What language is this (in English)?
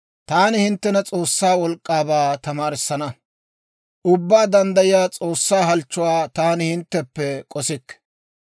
Dawro